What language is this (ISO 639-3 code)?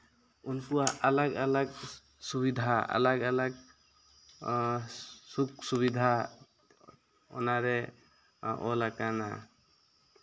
sat